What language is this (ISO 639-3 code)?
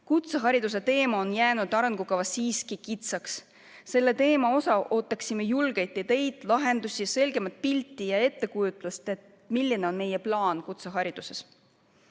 est